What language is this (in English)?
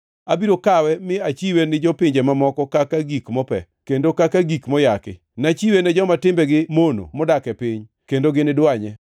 Luo (Kenya and Tanzania)